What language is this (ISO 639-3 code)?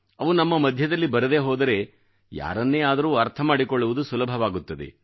kan